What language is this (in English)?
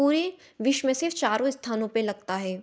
Hindi